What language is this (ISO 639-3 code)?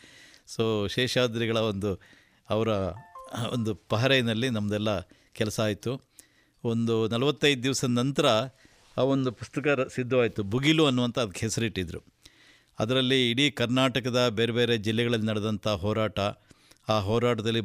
kan